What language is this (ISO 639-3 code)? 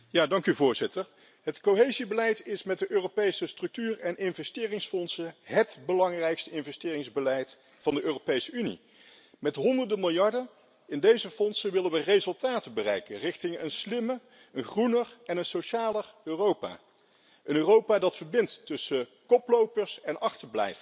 nld